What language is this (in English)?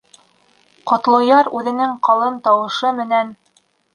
Bashkir